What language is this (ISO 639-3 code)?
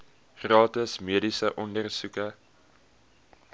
afr